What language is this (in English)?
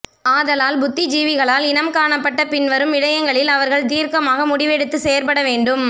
Tamil